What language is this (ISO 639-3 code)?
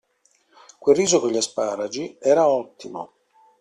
ita